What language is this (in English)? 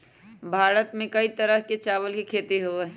Magahi